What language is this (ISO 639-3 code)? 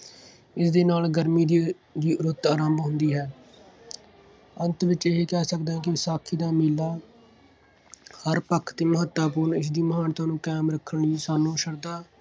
pan